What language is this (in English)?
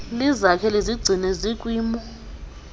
Xhosa